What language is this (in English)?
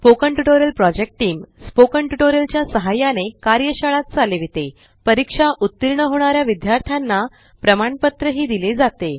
Marathi